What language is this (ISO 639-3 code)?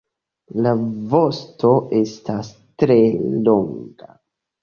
epo